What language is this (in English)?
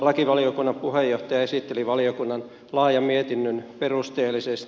Finnish